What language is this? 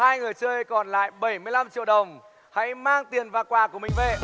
Vietnamese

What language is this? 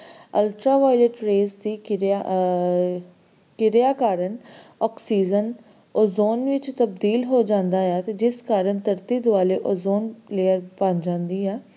Punjabi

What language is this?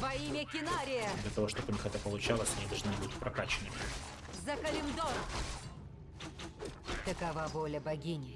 Russian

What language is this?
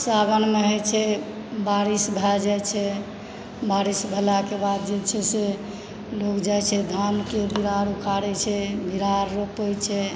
Maithili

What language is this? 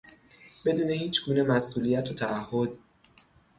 Persian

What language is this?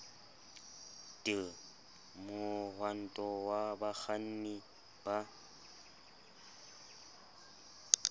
Southern Sotho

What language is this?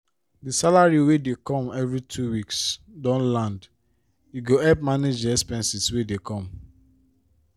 Nigerian Pidgin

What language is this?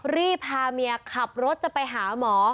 Thai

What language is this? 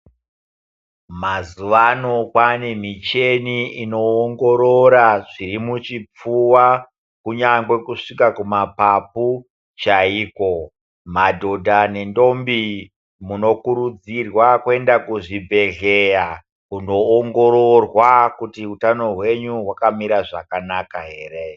Ndau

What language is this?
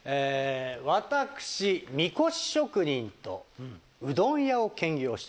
Japanese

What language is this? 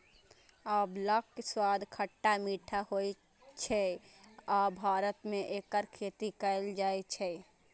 Maithili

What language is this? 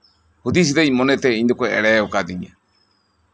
Santali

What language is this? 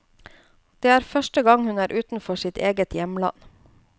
Norwegian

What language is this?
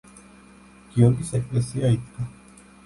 Georgian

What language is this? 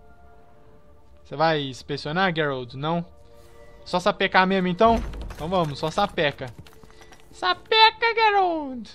Portuguese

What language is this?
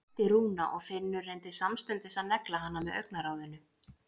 Icelandic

